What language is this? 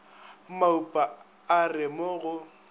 Northern Sotho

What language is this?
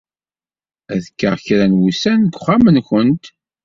Kabyle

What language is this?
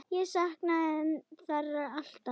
Icelandic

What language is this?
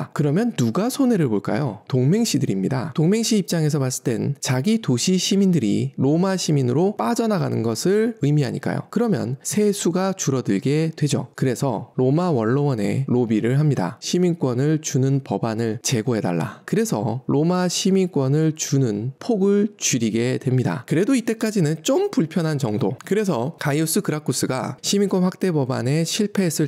Korean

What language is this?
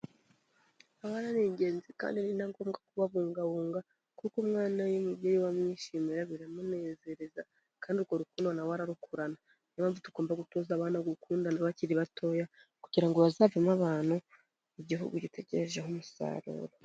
Kinyarwanda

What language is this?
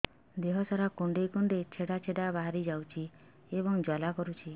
Odia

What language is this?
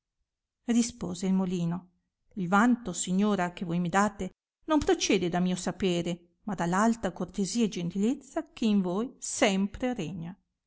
Italian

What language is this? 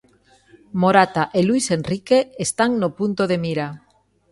Galician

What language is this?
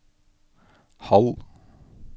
Norwegian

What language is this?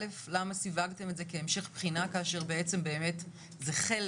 Hebrew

